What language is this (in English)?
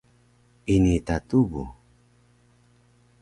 Taroko